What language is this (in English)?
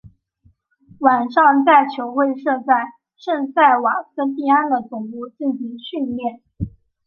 Chinese